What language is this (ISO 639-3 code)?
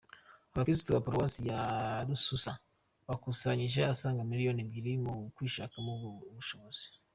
kin